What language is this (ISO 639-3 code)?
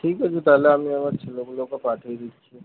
ben